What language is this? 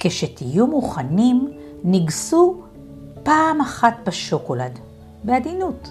Hebrew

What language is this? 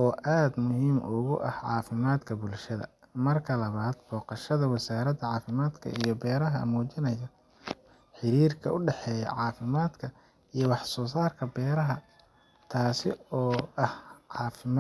Somali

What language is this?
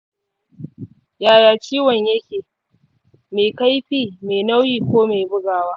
Hausa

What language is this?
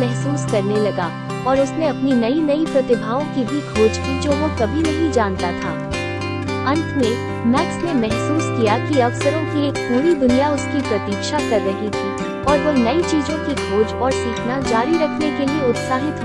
Hindi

